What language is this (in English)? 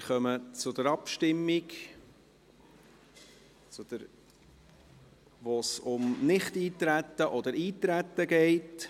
Swiss German